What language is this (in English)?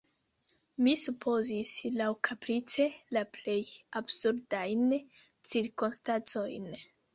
Esperanto